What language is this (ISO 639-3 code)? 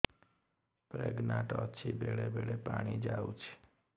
ori